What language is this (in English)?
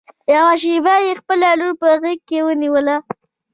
Pashto